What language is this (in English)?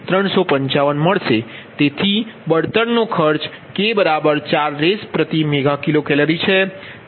Gujarati